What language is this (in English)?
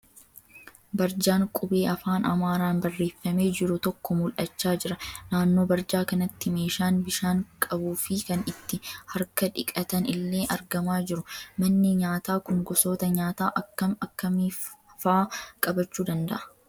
Oromo